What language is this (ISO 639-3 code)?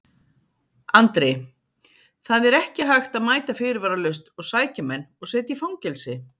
isl